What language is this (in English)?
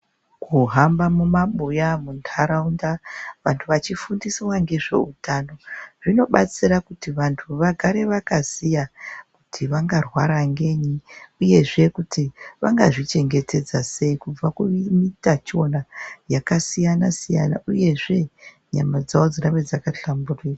Ndau